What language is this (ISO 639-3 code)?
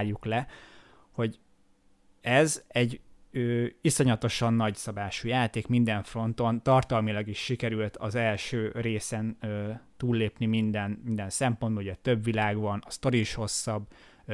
hun